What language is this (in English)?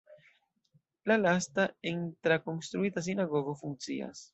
Esperanto